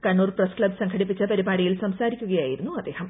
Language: Malayalam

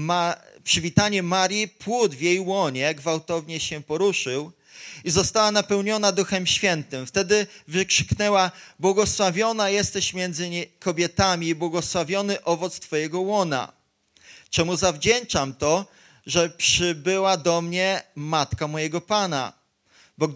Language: Polish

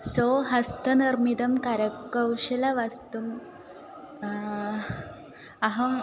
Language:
Sanskrit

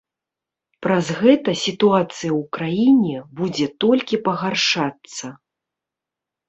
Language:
Belarusian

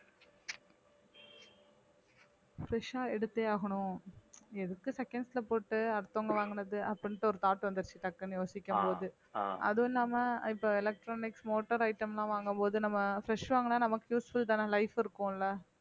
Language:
Tamil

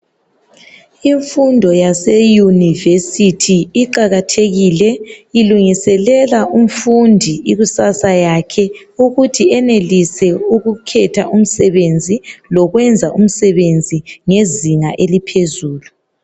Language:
North Ndebele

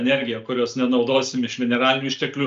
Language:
Lithuanian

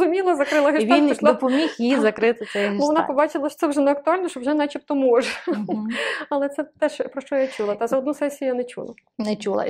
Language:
Ukrainian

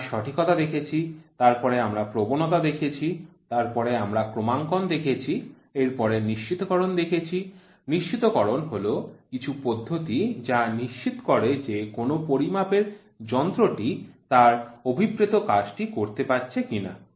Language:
Bangla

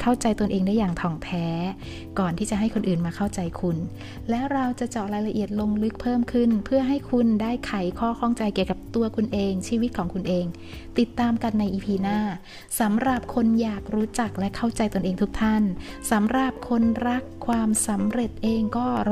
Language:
Thai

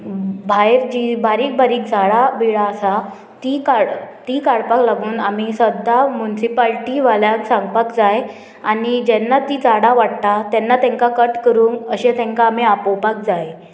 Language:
Konkani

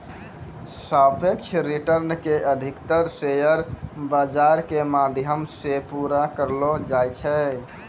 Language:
Maithili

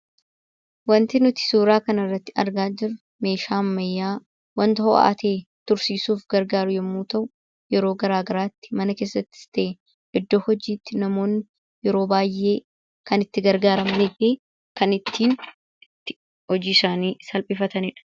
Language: Oromo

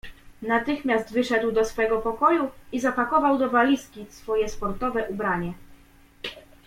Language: Polish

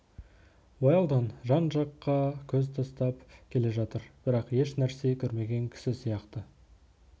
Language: Kazakh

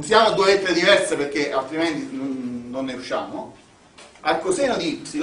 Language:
Italian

